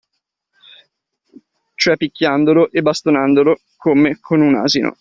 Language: Italian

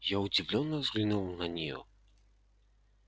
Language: Russian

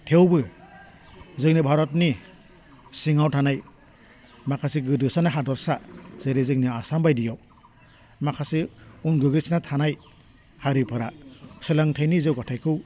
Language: Bodo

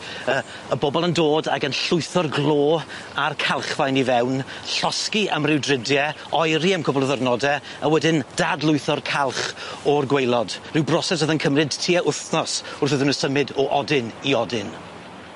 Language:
Welsh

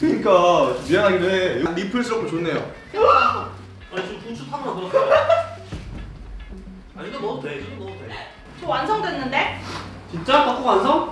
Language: Korean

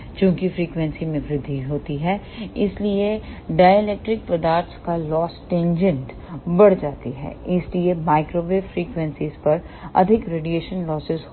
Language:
Hindi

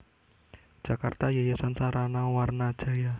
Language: Javanese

